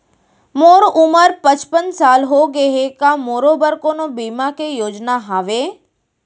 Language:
Chhattisgarhi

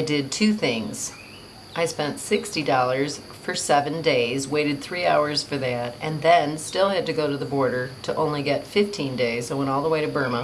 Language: English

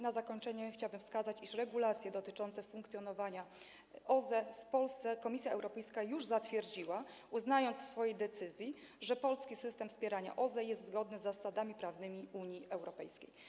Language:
Polish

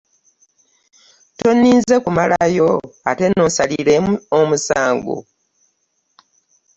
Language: Ganda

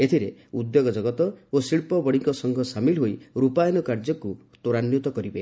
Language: Odia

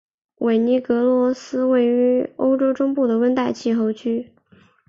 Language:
Chinese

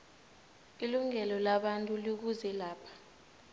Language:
South Ndebele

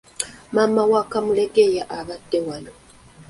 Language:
Ganda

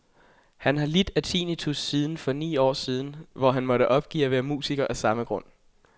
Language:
Danish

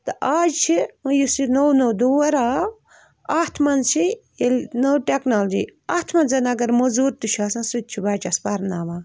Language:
Kashmiri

